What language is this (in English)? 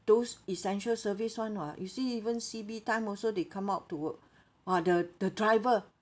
English